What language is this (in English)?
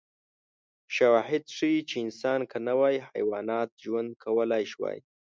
Pashto